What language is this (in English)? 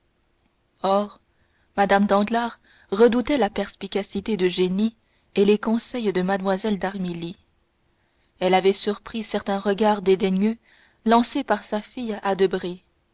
French